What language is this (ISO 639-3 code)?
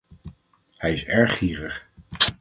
nld